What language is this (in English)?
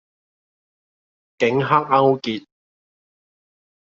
Cantonese